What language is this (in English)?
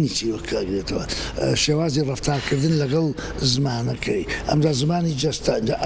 Arabic